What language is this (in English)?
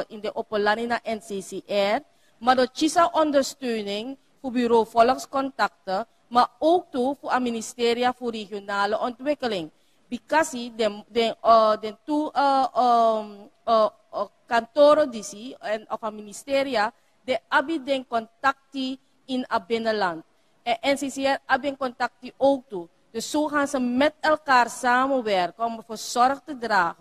Dutch